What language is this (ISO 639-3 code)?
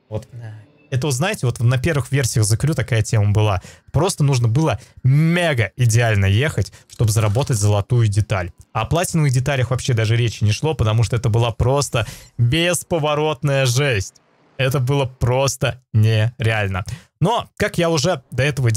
rus